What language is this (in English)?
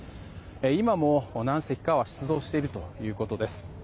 Japanese